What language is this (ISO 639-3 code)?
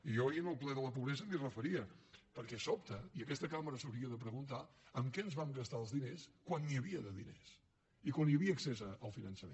cat